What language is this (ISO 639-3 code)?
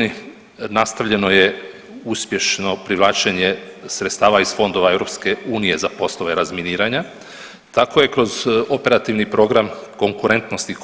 hrv